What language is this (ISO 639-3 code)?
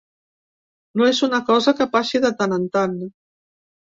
cat